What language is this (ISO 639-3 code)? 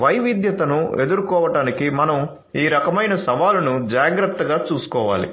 tel